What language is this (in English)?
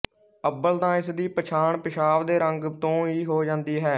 Punjabi